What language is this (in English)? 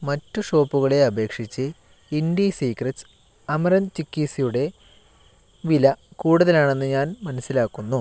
Malayalam